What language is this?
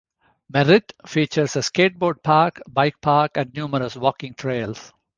English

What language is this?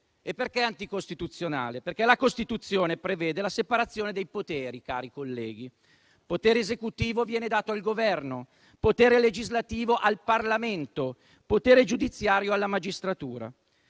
Italian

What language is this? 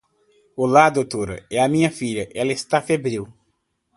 Portuguese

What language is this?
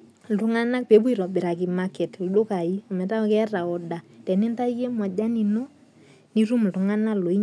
Masai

